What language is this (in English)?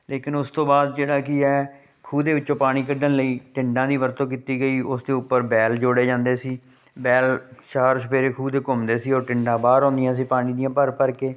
Punjabi